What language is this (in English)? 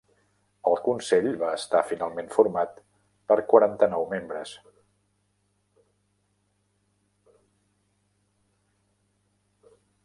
Catalan